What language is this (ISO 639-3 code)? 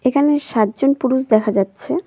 ben